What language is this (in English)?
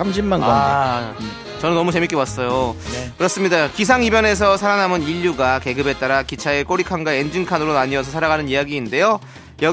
Korean